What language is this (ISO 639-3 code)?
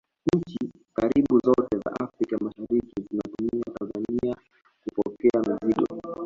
swa